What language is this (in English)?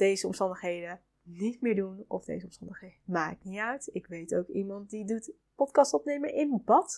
Dutch